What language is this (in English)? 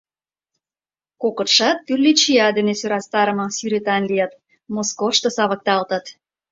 Mari